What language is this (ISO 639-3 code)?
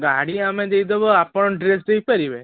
ori